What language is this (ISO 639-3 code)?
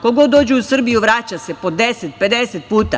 srp